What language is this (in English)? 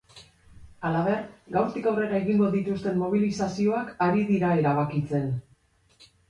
Basque